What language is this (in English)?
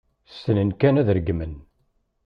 Kabyle